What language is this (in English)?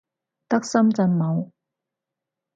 Cantonese